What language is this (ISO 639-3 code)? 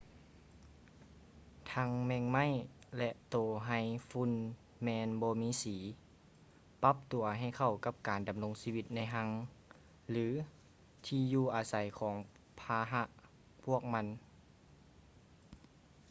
lao